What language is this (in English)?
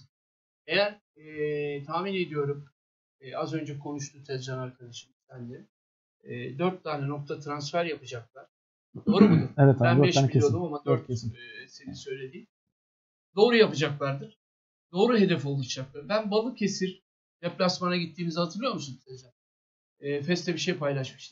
Turkish